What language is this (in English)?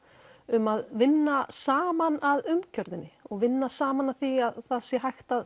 Icelandic